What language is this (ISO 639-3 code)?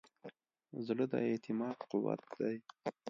pus